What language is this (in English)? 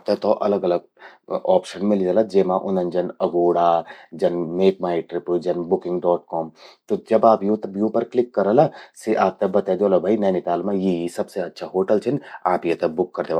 Garhwali